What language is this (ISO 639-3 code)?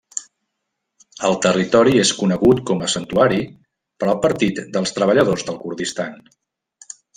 cat